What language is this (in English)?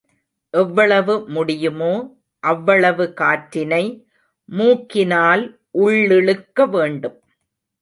Tamil